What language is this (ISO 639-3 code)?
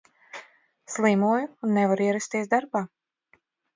lav